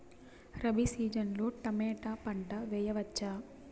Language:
Telugu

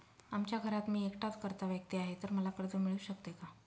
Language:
Marathi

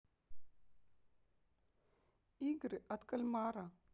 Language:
Russian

